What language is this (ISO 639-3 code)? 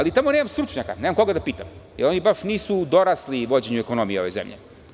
srp